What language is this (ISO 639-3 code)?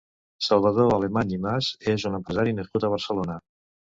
cat